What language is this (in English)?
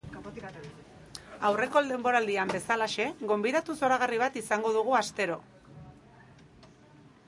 Basque